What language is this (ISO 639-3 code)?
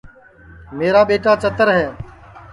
ssi